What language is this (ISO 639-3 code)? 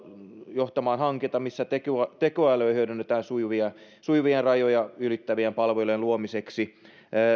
fin